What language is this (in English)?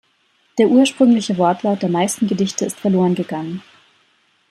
German